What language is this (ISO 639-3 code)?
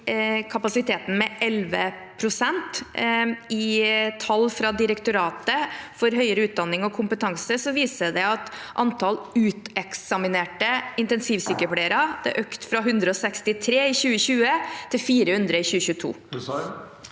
nor